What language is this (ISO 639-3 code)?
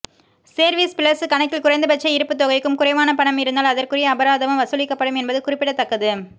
tam